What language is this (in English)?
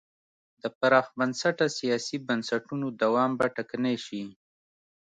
Pashto